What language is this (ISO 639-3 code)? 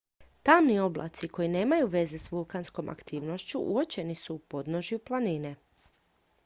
hrv